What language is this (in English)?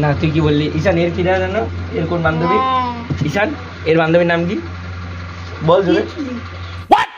Arabic